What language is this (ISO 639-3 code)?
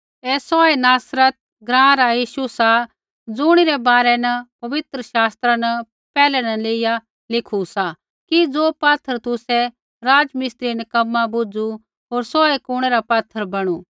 kfx